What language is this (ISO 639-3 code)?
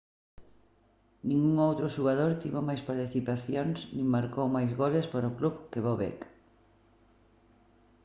glg